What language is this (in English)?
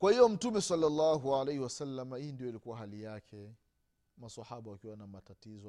Swahili